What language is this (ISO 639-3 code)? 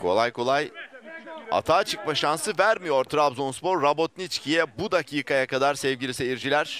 tur